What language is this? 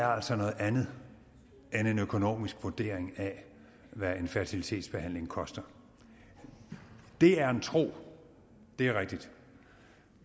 Danish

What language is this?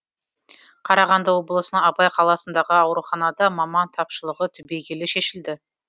Kazakh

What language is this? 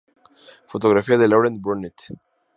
Spanish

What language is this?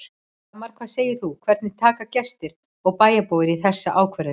Icelandic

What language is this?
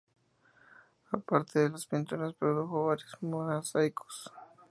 Spanish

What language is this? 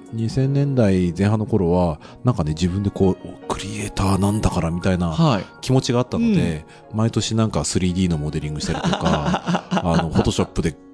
Japanese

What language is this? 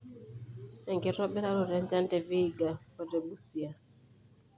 Masai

